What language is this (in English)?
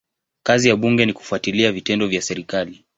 Swahili